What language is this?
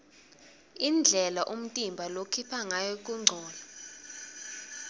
Swati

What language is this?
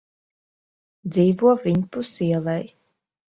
Latvian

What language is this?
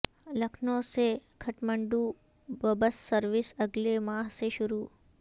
Urdu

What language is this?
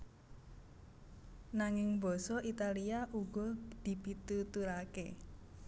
Javanese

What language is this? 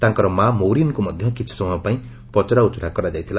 Odia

